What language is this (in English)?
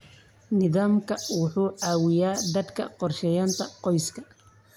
Somali